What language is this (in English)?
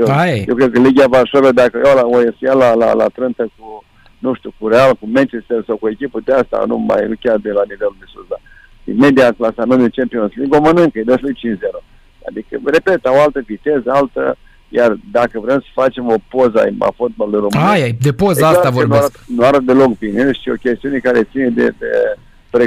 Romanian